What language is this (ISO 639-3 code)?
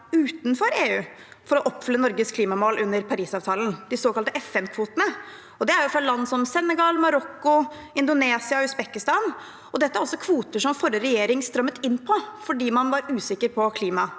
nor